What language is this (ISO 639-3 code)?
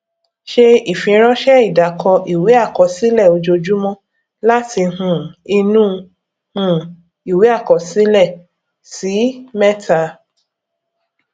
yor